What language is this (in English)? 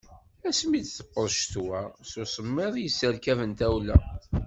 Kabyle